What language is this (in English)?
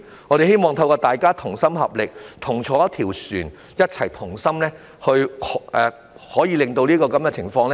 Cantonese